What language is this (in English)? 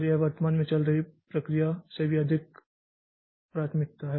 Hindi